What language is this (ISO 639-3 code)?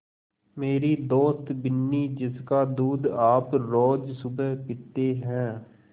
hin